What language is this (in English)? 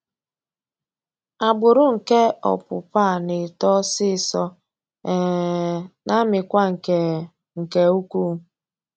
Igbo